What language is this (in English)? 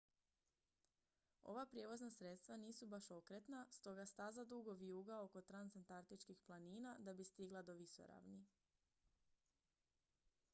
Croatian